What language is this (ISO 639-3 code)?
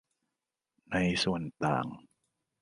tha